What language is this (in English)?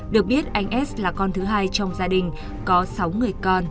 Vietnamese